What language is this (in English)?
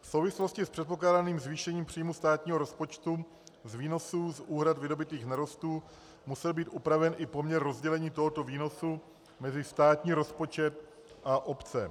Czech